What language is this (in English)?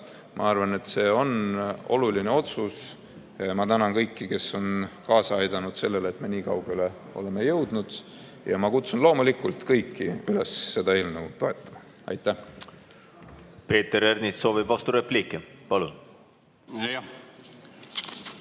Estonian